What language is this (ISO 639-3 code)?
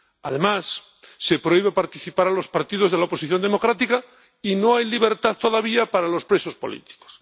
spa